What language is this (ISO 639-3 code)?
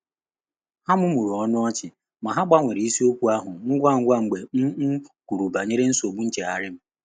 ibo